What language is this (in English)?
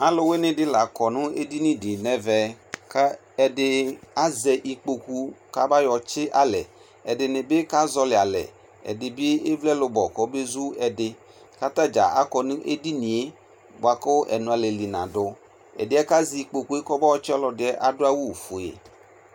Ikposo